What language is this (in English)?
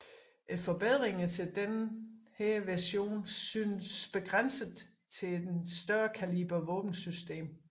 Danish